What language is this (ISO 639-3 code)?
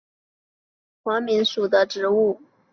zho